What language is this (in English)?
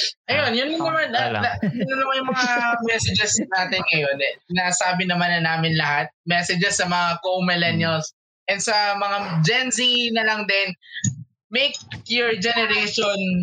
Filipino